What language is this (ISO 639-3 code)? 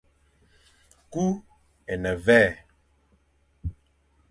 fan